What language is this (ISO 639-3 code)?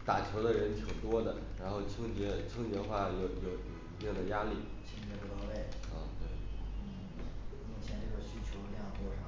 zho